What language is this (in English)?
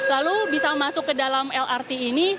Indonesian